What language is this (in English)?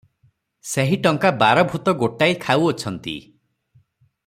Odia